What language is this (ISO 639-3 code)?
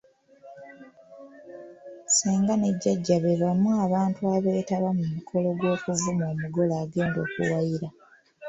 lug